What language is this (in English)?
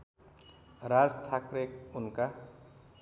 Nepali